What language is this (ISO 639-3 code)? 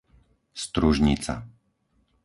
slk